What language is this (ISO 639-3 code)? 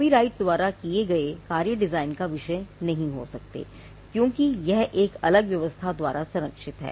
hin